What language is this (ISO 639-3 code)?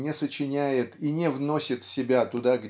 rus